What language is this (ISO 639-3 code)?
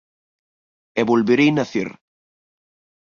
glg